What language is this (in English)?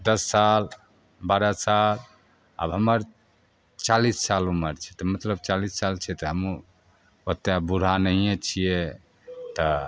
Maithili